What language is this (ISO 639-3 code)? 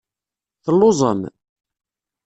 kab